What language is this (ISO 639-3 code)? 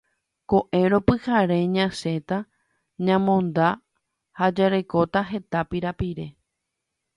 grn